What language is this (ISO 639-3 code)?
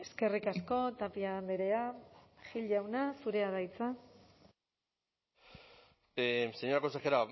eus